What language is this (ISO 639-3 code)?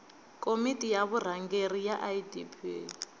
tso